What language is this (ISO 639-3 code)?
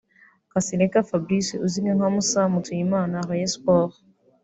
kin